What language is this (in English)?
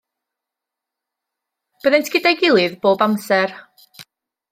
Welsh